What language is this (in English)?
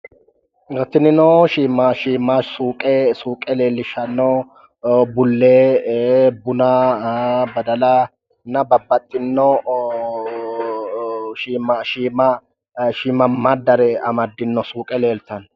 Sidamo